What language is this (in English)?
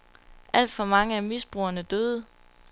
Danish